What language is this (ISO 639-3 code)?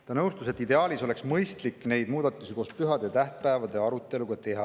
est